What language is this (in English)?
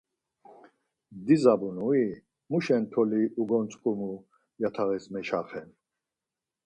Laz